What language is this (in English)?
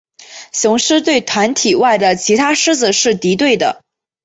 Chinese